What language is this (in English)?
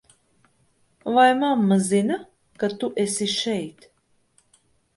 Latvian